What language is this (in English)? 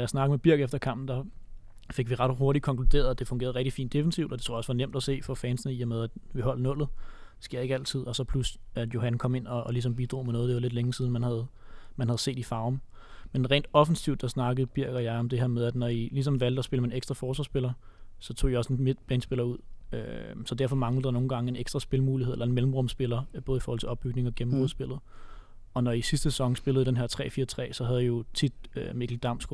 Danish